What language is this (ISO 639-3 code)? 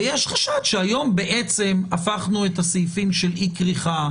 heb